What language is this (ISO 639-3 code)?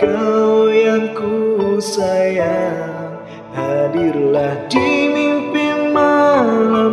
ind